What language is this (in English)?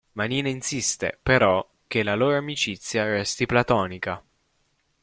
Italian